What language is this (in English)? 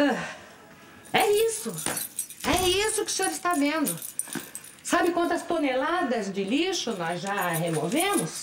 Portuguese